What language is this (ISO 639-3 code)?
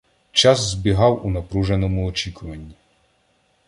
ukr